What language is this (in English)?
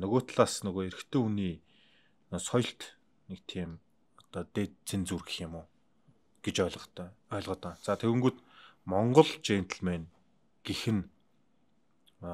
Turkish